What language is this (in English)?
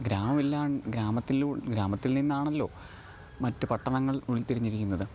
Malayalam